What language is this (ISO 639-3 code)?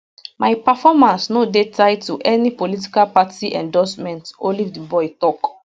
pcm